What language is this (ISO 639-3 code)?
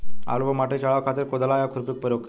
bho